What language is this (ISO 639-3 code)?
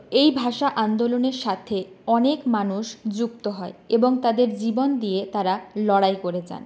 ben